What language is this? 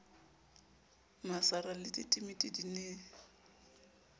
Southern Sotho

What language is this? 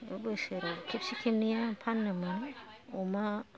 Bodo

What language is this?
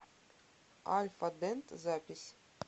Russian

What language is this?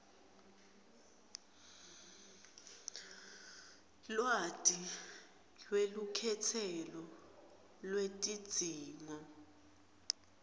Swati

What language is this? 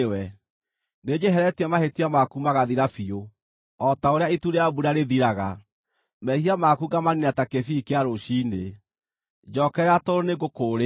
Kikuyu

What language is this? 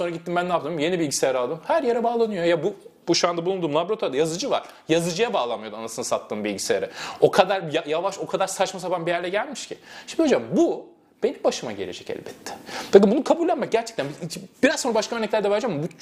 Turkish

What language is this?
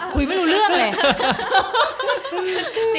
Thai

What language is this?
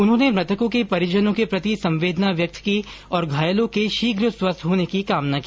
Hindi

